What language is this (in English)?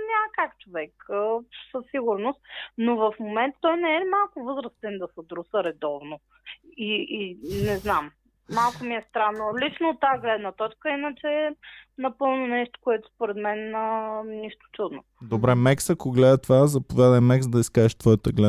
Bulgarian